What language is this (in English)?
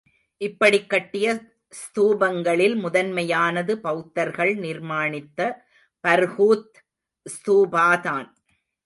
Tamil